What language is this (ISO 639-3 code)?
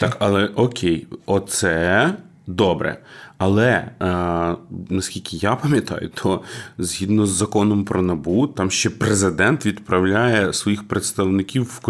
ukr